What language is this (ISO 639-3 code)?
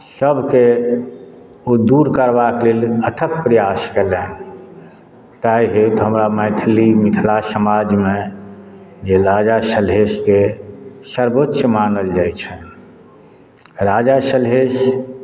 mai